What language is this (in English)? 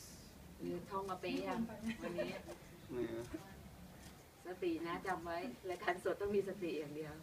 Thai